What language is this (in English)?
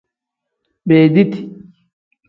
Tem